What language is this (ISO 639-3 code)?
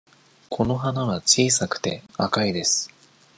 jpn